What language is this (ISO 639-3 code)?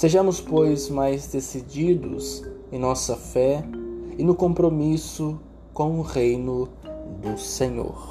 por